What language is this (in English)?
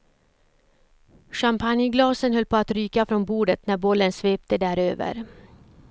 Swedish